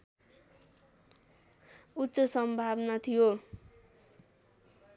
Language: Nepali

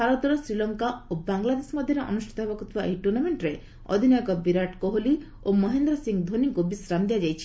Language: Odia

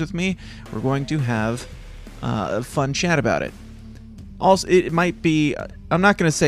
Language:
English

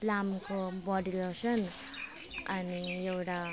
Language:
Nepali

